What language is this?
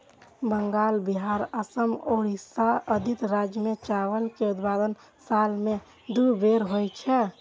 Maithili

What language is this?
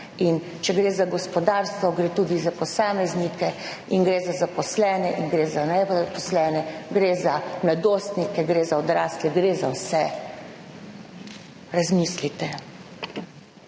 Slovenian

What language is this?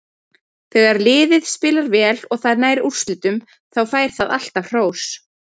Icelandic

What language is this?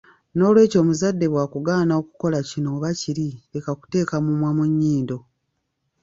Ganda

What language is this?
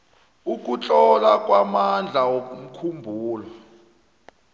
South Ndebele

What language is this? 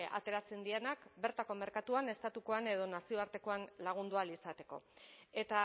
Basque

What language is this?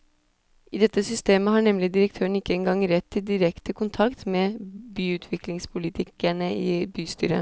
Norwegian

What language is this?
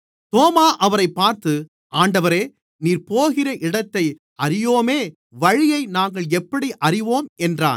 Tamil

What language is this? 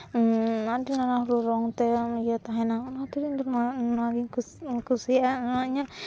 Santali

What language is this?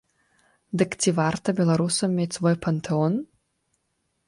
Belarusian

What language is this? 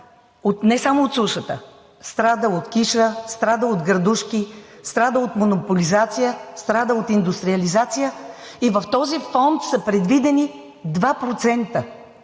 Bulgarian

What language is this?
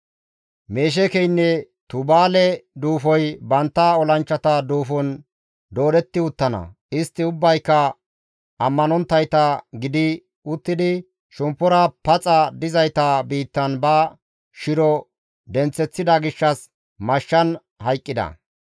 Gamo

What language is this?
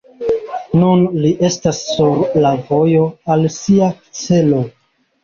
Esperanto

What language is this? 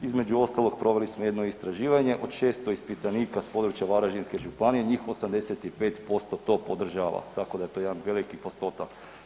Croatian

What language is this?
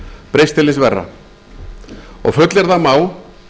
Icelandic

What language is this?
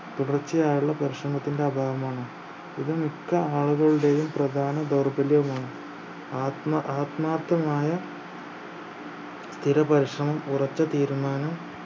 Malayalam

